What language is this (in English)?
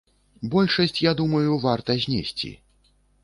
Belarusian